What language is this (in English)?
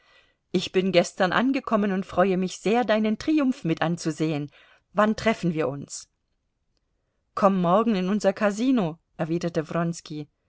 German